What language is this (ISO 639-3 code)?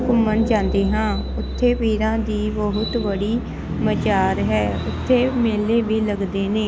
pan